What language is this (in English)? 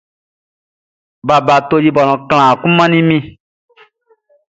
Baoulé